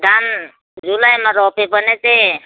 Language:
Nepali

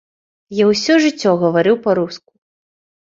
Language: Belarusian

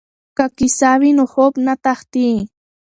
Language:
Pashto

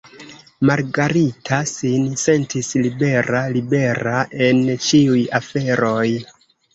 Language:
Esperanto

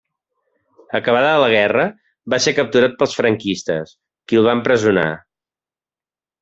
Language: Catalan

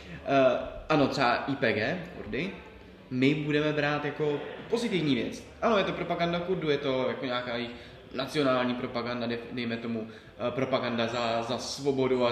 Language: Czech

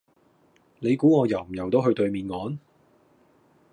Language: Cantonese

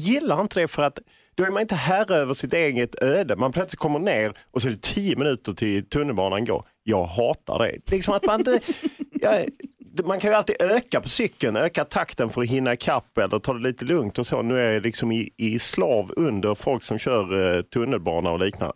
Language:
Swedish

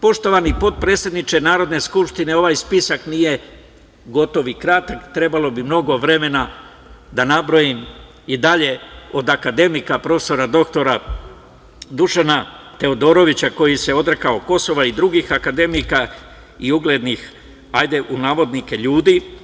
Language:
Serbian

